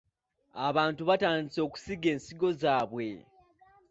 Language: Ganda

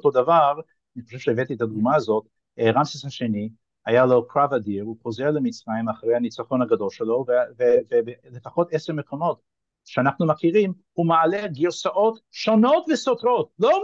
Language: Hebrew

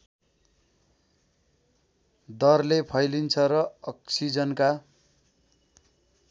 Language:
Nepali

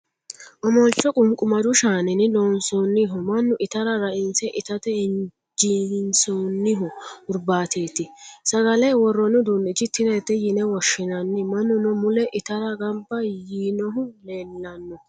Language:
Sidamo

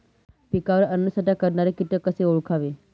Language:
Marathi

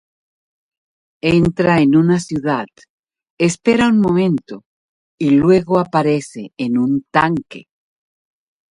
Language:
Spanish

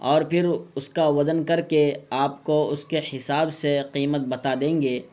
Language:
Urdu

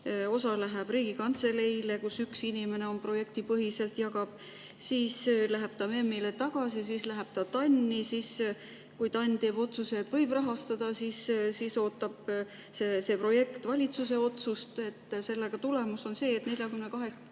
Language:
Estonian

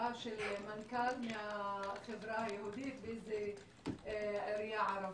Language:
Hebrew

